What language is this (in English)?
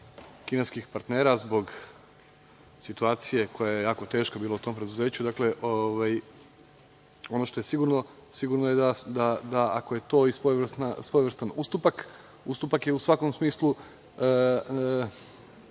Serbian